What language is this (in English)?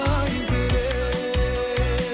Kazakh